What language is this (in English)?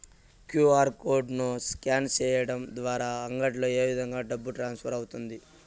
Telugu